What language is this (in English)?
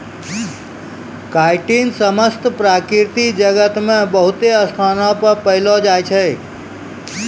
Maithili